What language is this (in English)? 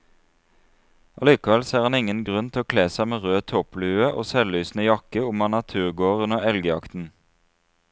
Norwegian